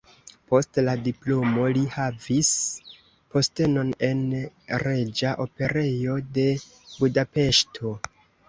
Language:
Esperanto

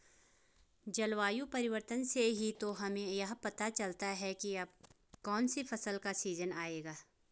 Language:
Hindi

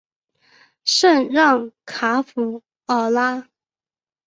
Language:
Chinese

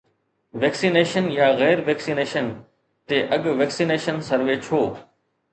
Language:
Sindhi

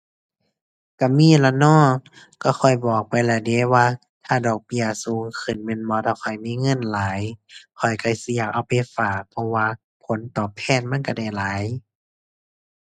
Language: Thai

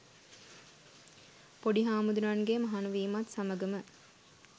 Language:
Sinhala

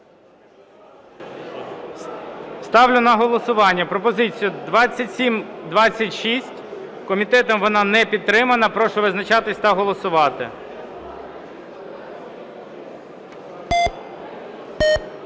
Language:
Ukrainian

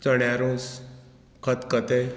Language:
Konkani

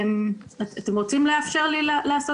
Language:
Hebrew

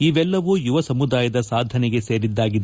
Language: Kannada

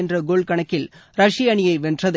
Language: Tamil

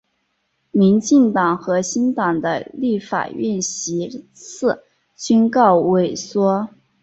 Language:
Chinese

